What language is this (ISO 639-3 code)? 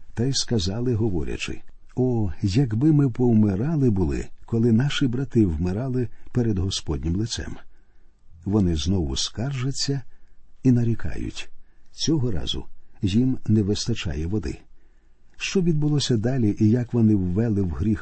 ukr